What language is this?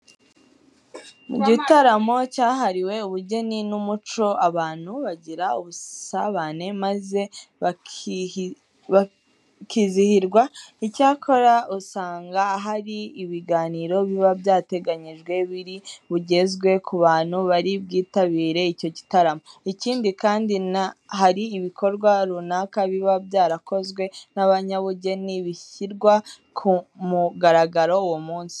Kinyarwanda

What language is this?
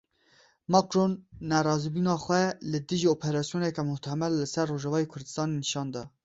Kurdish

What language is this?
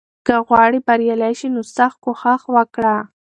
Pashto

